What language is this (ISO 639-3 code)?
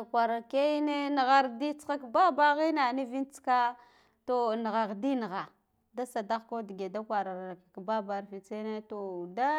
gdf